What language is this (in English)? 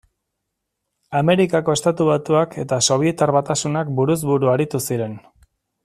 Basque